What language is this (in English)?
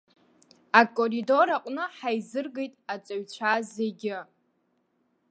Abkhazian